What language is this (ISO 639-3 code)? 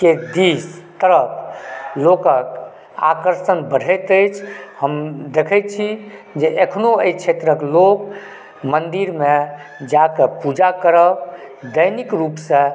mai